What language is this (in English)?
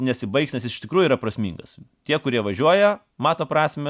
Lithuanian